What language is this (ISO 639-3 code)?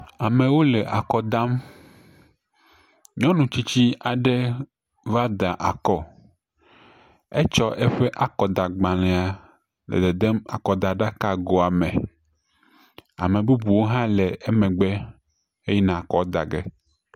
ewe